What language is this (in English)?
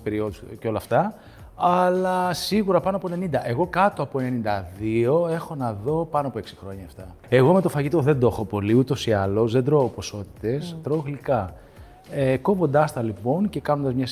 Greek